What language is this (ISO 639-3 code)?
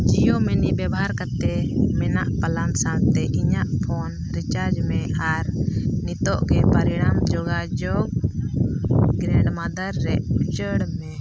sat